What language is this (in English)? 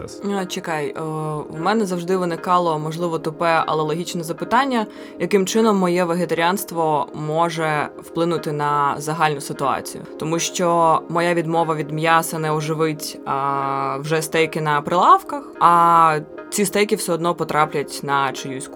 Ukrainian